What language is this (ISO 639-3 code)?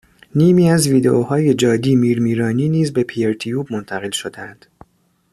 fas